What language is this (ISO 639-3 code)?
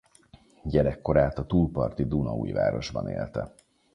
hun